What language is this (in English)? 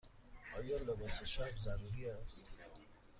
Persian